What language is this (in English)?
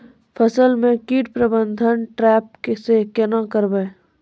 Maithili